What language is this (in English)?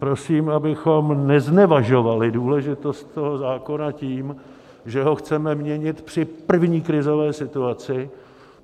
Czech